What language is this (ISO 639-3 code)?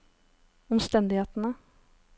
nor